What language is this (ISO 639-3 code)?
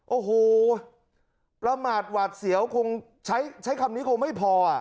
tha